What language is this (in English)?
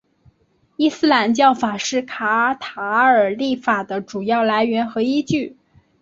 Chinese